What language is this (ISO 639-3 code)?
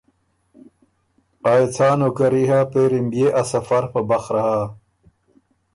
oru